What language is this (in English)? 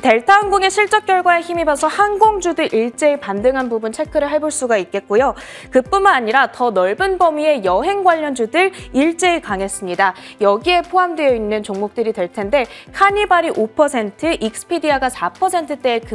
Korean